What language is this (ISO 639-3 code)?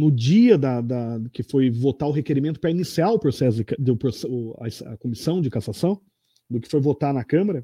por